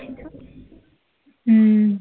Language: Punjabi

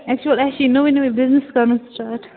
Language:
Kashmiri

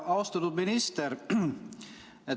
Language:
Estonian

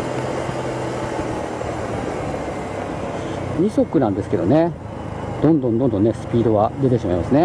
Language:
Japanese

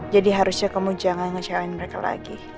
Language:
Indonesian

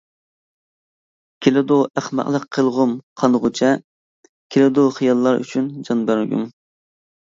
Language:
Uyghur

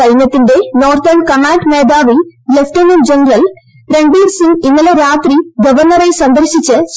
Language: Malayalam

